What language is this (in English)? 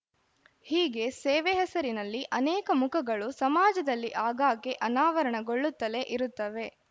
Kannada